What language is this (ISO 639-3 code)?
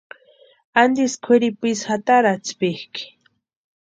pua